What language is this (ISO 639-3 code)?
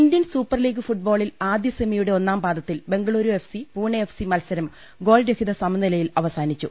mal